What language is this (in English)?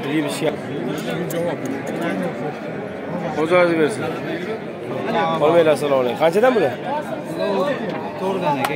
Turkish